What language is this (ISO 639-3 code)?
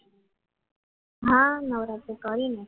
guj